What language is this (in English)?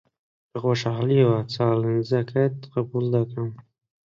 Central Kurdish